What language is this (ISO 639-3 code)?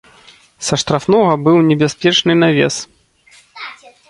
bel